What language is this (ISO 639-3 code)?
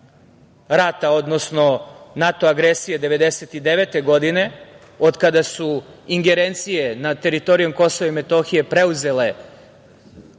srp